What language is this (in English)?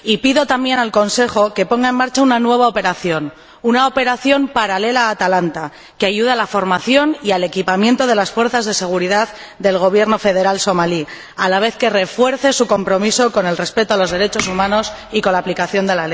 Spanish